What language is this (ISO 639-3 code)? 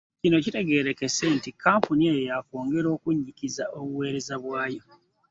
lug